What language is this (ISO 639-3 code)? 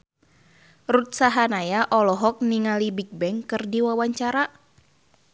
sun